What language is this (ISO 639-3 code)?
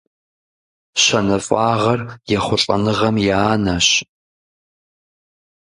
kbd